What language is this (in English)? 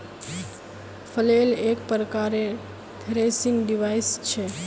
Magahi